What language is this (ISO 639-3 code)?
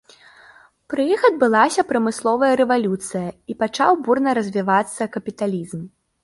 bel